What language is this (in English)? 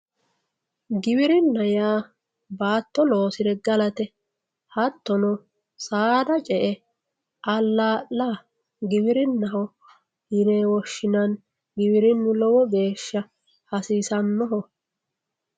Sidamo